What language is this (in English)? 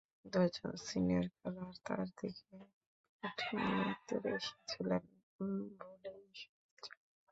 Bangla